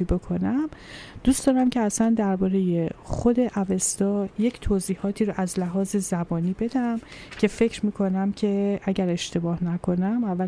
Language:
Persian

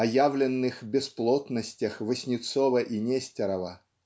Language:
Russian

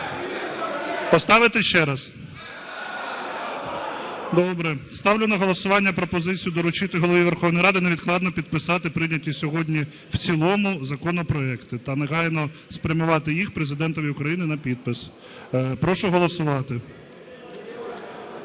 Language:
Ukrainian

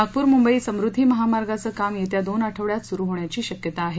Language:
Marathi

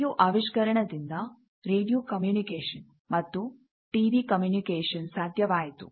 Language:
Kannada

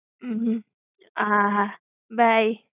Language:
Gujarati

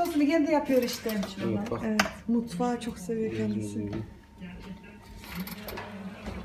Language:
Turkish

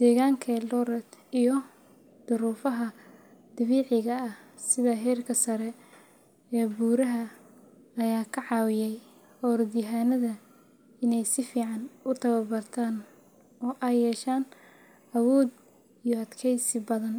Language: Somali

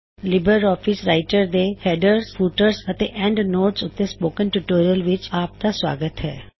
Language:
Punjabi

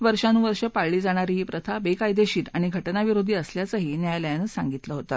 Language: Marathi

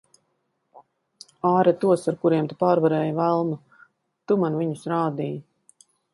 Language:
Latvian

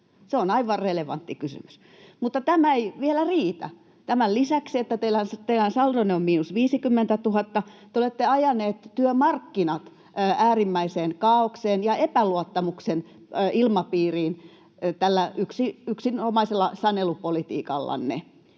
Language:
Finnish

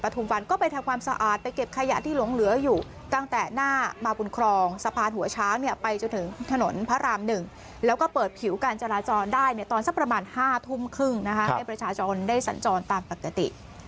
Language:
Thai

